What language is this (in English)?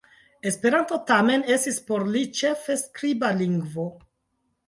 Esperanto